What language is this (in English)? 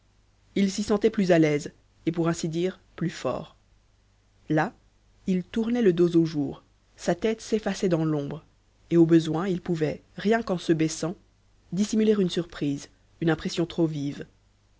French